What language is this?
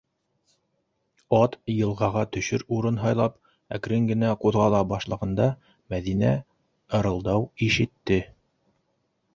Bashkir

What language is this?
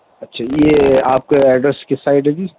Urdu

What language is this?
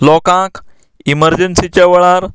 Konkani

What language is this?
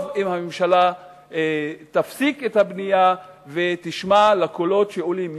Hebrew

